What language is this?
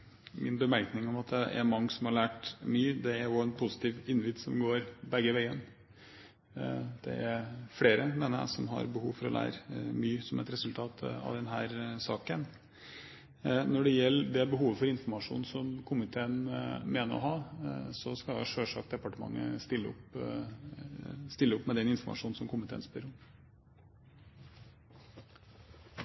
Norwegian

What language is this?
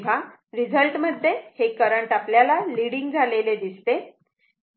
Marathi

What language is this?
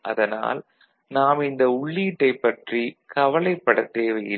Tamil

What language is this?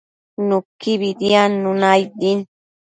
Matsés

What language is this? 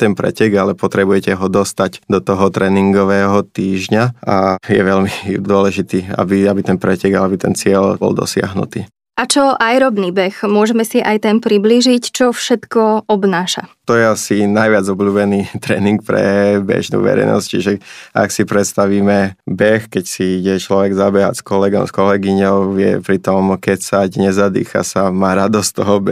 Slovak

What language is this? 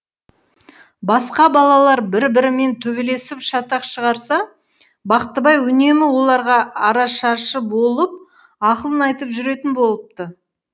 Kazakh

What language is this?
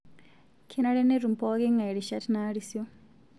Masai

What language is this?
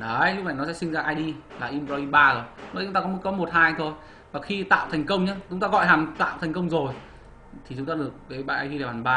Vietnamese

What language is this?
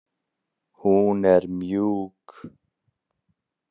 Icelandic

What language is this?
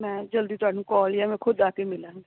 Punjabi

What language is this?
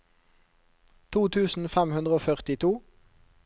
Norwegian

